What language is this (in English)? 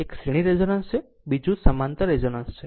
Gujarati